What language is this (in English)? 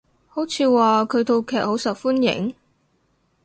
Cantonese